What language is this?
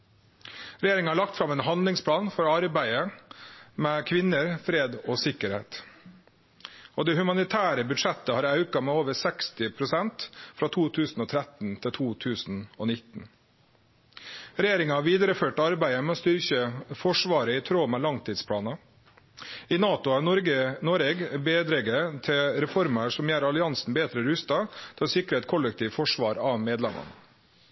Norwegian Nynorsk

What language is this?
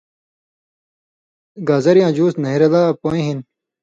Indus Kohistani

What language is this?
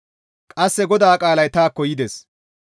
Gamo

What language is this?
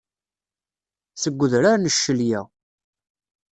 Kabyle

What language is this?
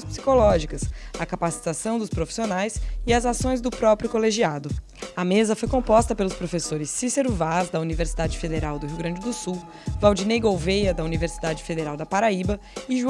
Portuguese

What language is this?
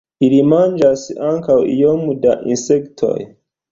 Esperanto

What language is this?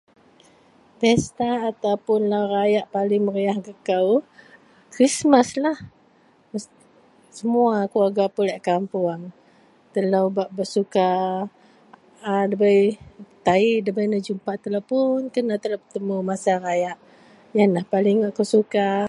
Central Melanau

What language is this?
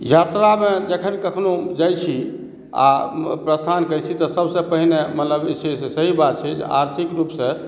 Maithili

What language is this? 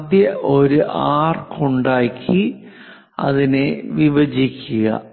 Malayalam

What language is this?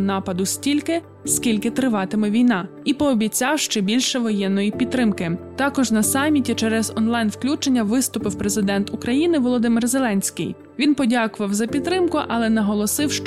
Ukrainian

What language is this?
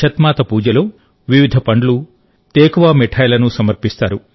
Telugu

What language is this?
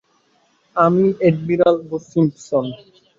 Bangla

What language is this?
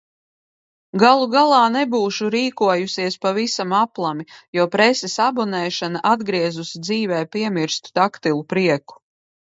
Latvian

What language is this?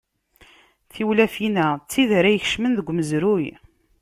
Kabyle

